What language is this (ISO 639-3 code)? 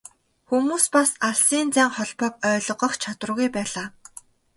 mon